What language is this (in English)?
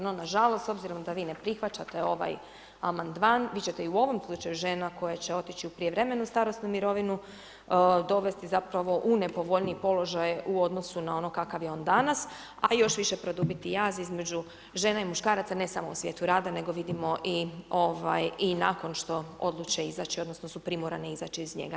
Croatian